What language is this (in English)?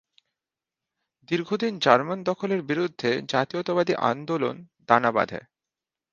Bangla